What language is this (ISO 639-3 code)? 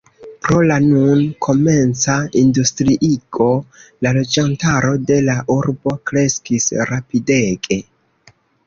epo